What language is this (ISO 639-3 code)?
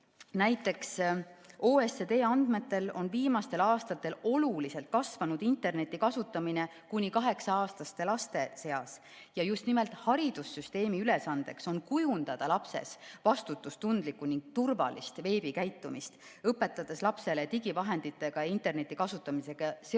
est